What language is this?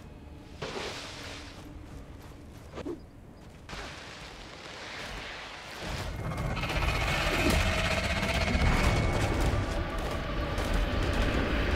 Hungarian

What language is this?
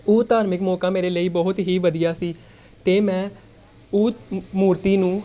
Punjabi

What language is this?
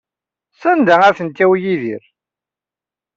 Kabyle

